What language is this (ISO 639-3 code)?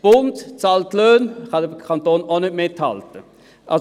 gsw